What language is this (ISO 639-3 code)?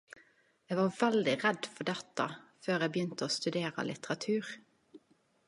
nno